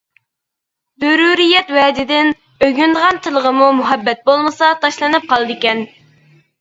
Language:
Uyghur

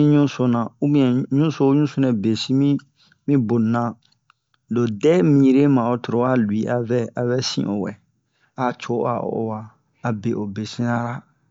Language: Bomu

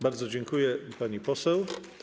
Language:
Polish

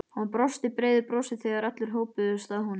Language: Icelandic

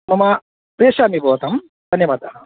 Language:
Sanskrit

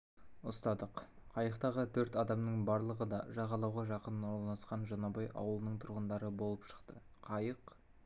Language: Kazakh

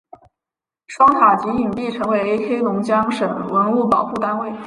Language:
Chinese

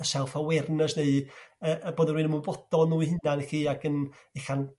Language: Welsh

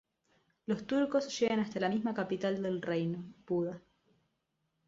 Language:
Spanish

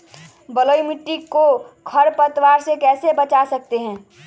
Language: Magahi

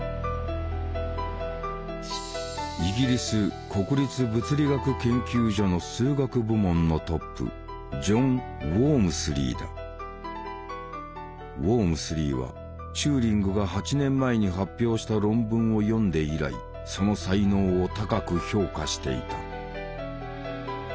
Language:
Japanese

